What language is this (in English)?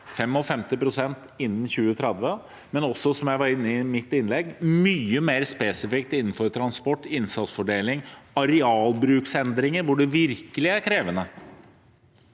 Norwegian